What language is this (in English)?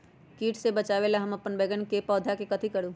Magahi